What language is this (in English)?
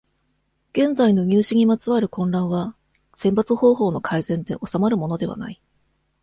Japanese